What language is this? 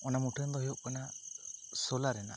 Santali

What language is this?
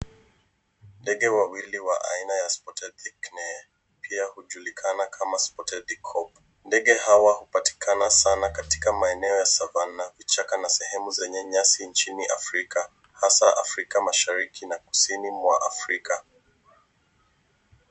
Swahili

